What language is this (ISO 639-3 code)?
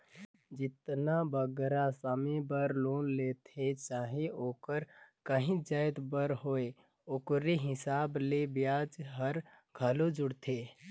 hne